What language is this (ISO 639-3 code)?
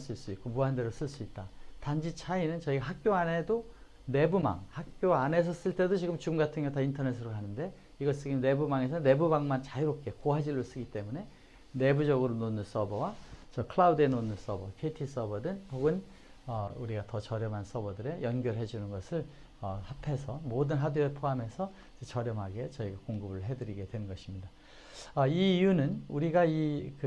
kor